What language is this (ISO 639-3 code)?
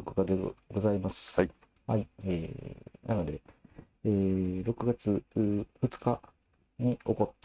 jpn